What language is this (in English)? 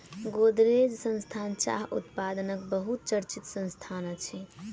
Maithili